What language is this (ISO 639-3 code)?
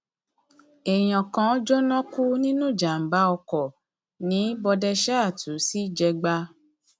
yor